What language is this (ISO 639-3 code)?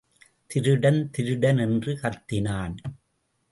tam